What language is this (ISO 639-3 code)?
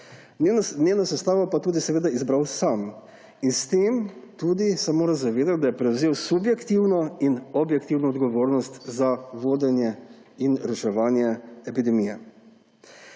slv